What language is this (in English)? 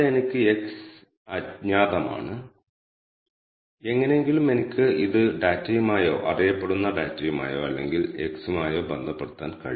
Malayalam